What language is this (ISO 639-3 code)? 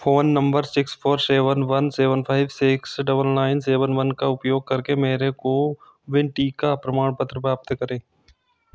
hin